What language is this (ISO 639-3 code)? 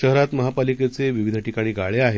mar